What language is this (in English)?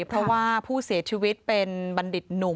Thai